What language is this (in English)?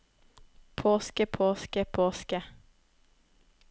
Norwegian